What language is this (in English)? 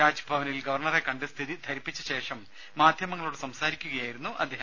Malayalam